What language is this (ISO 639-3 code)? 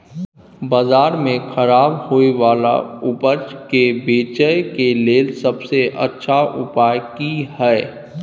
mai